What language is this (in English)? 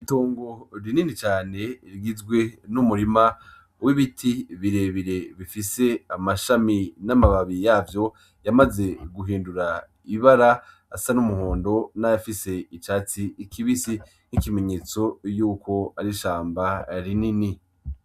Rundi